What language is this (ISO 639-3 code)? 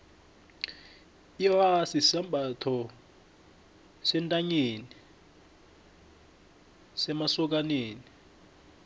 nbl